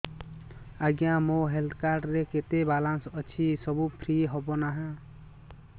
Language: Odia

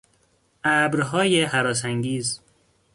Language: Persian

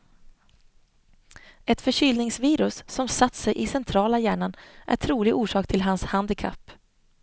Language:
Swedish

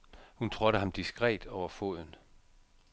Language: Danish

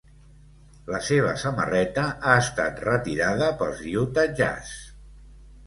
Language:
Catalan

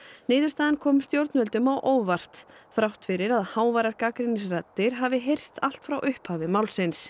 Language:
Icelandic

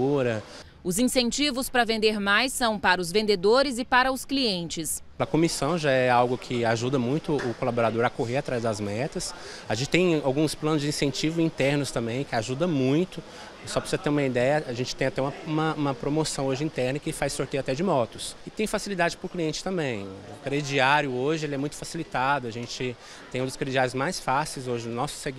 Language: Portuguese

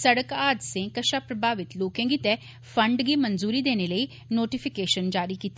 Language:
Dogri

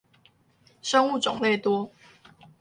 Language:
Chinese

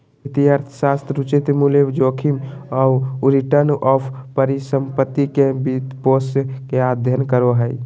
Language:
Magahi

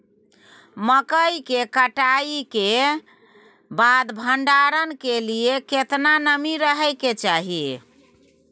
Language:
Maithili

